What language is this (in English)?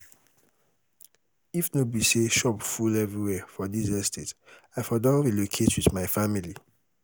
Nigerian Pidgin